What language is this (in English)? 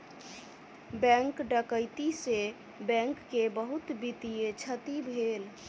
Maithili